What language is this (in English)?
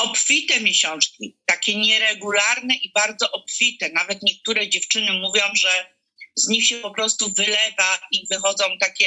Polish